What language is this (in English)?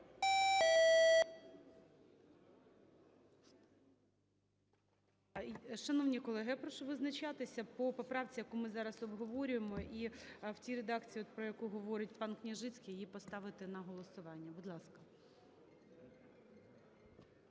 Ukrainian